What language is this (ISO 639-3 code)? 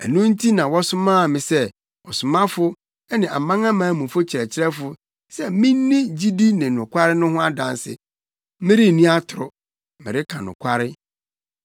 aka